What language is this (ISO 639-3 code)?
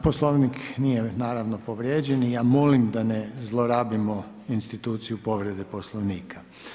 hrv